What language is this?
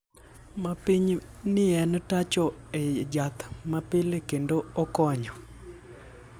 Luo (Kenya and Tanzania)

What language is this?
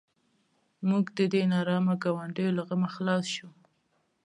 Pashto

